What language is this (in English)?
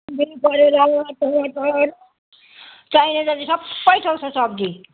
Nepali